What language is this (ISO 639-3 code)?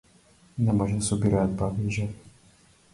mkd